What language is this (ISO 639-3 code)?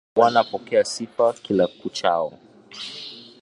swa